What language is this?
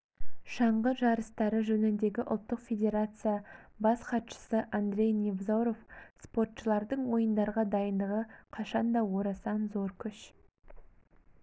Kazakh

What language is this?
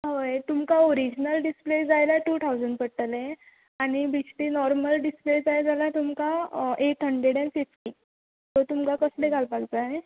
Konkani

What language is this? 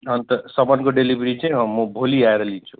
Nepali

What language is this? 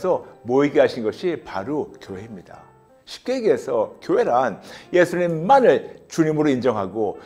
Korean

